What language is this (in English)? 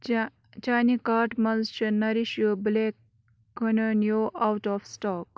Kashmiri